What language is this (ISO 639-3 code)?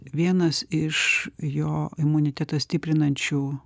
lit